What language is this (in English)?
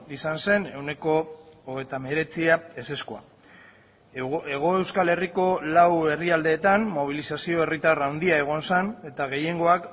Basque